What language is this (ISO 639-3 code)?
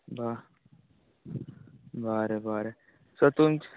kok